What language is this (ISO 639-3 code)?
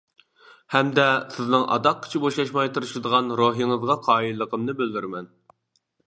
uig